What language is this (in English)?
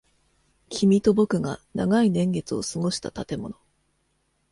Japanese